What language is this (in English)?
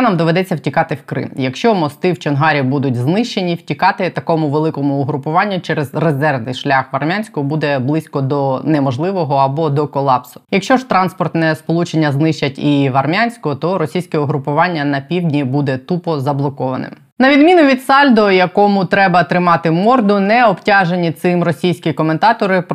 Ukrainian